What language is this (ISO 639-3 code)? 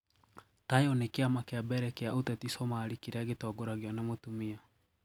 kik